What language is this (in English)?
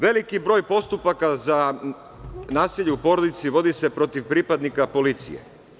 Serbian